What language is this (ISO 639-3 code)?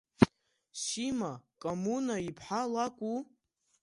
abk